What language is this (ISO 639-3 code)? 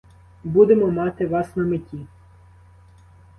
ukr